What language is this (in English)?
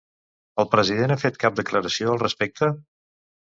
Catalan